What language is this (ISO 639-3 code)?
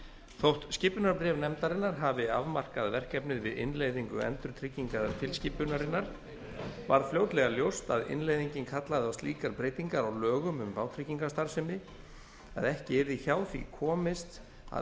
isl